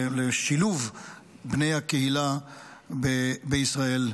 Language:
Hebrew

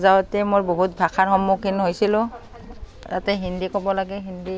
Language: Assamese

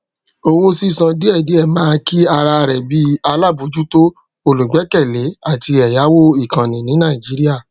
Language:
Yoruba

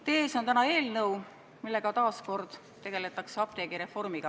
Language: Estonian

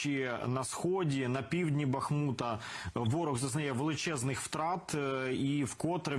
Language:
Ukrainian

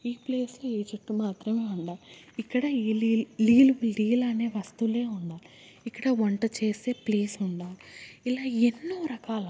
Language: Telugu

